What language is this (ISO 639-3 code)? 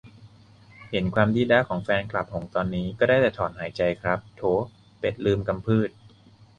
tha